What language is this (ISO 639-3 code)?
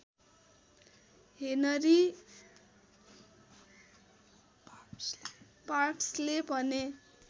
nep